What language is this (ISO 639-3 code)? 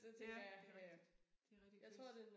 dan